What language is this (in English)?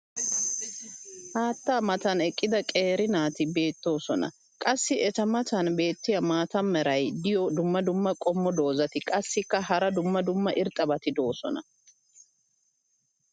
Wolaytta